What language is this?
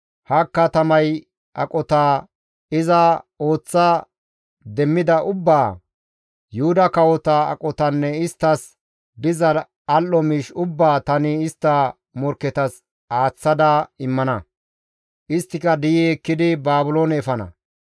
Gamo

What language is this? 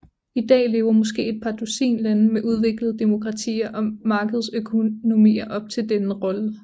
Danish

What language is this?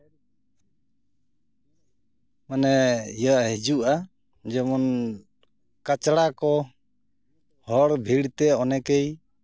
Santali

